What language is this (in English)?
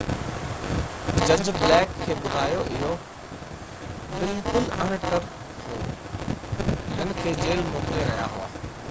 Sindhi